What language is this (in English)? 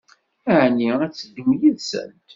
Kabyle